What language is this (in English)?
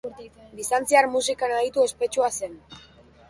Basque